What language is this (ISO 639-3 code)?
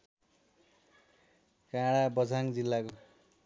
nep